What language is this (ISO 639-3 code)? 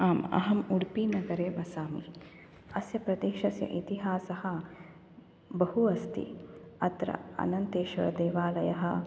san